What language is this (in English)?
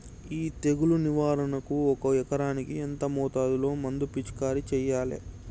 Telugu